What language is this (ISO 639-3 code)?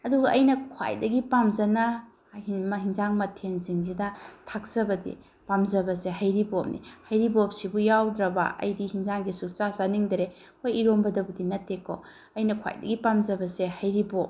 mni